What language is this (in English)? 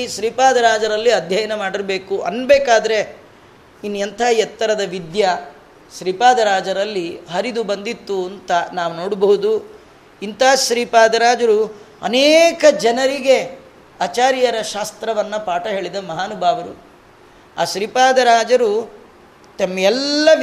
Kannada